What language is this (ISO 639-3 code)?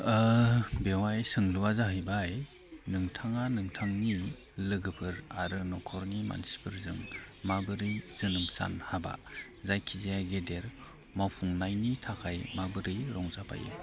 brx